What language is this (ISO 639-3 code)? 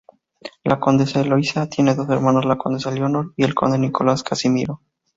spa